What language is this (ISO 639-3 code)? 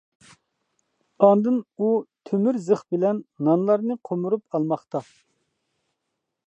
uig